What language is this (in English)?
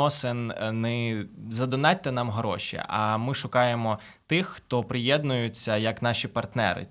Ukrainian